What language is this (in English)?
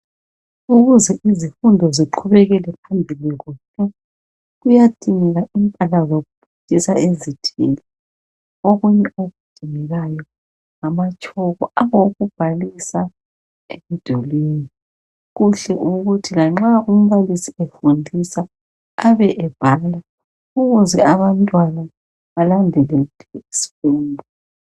North Ndebele